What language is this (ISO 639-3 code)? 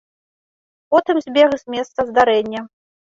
bel